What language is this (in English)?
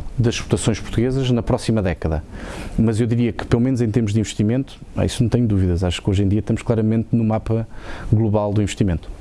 Portuguese